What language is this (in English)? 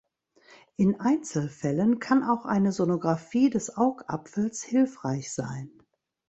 German